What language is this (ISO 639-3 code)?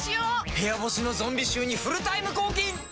jpn